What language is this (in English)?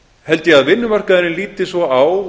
Icelandic